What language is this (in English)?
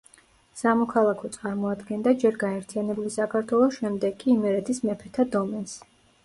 Georgian